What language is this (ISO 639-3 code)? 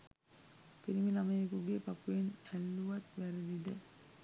sin